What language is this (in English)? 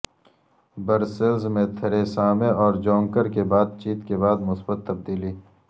Urdu